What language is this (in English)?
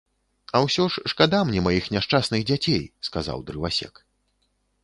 Belarusian